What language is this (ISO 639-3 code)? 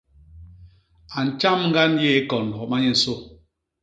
bas